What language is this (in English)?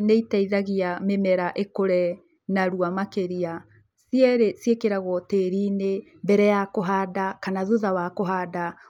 Kikuyu